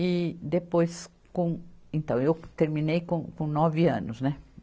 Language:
Portuguese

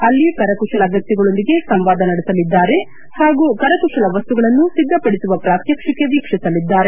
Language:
Kannada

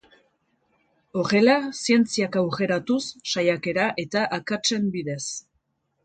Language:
Basque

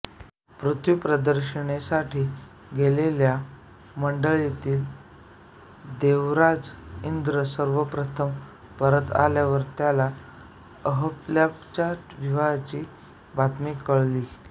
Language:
Marathi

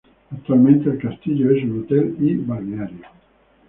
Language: Spanish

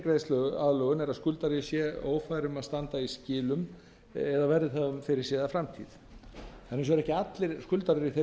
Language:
Icelandic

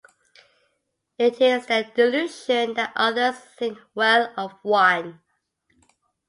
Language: English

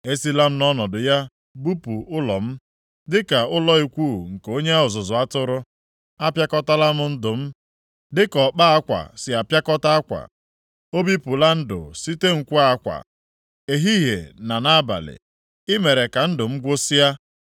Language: Igbo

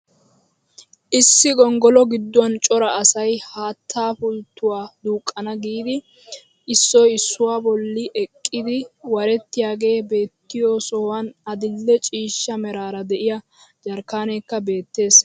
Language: Wolaytta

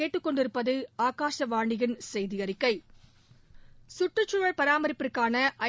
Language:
Tamil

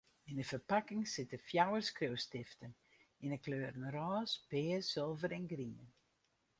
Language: Western Frisian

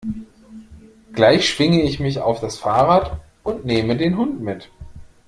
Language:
German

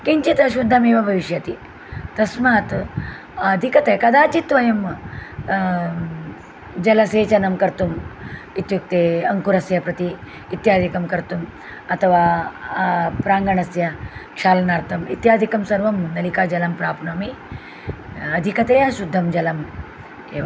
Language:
Sanskrit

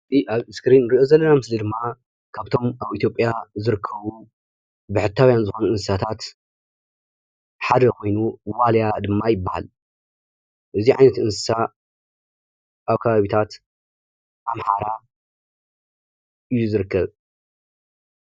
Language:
Tigrinya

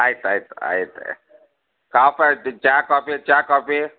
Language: Kannada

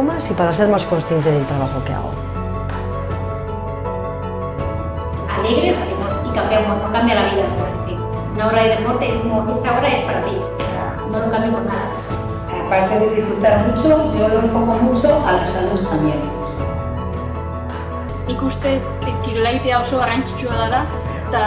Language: Spanish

